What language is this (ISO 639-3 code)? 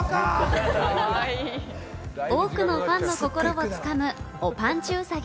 jpn